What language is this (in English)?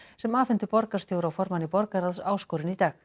Icelandic